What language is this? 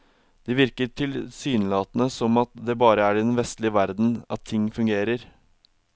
Norwegian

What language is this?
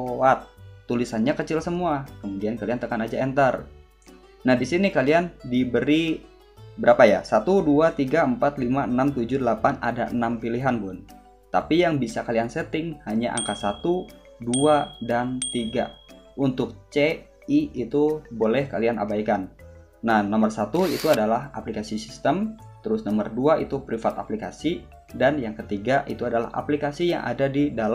Indonesian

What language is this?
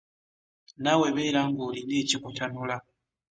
Ganda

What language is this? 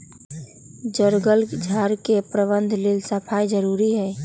Magahi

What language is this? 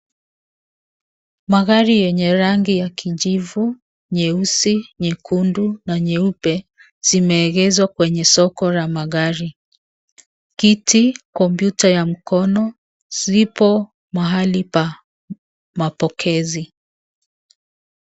Swahili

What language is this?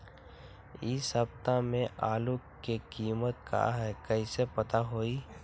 Magahi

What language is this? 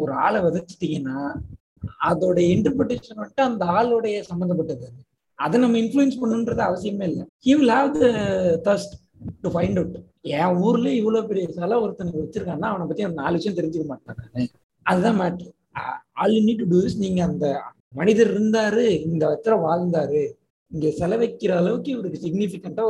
Tamil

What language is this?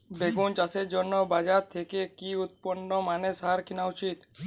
Bangla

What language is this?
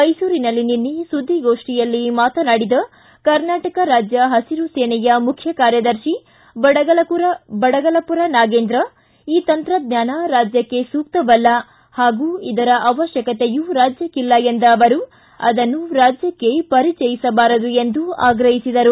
Kannada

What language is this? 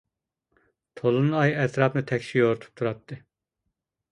Uyghur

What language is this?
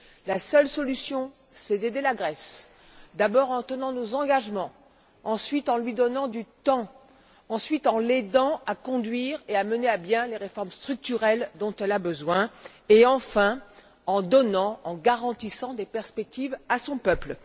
French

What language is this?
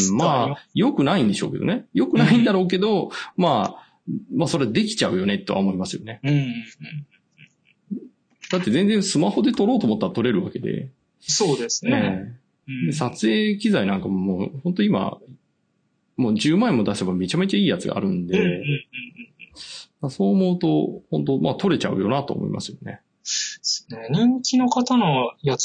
Japanese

